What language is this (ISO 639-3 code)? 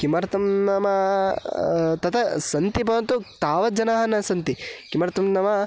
san